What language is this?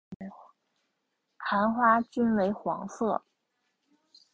Chinese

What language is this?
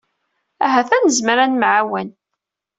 Kabyle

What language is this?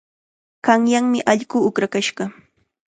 Chiquián Ancash Quechua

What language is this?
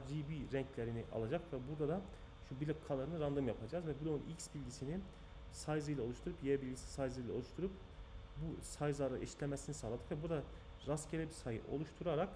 Turkish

